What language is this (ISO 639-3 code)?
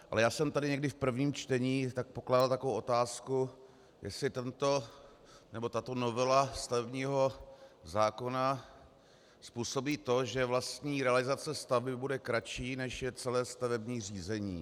ces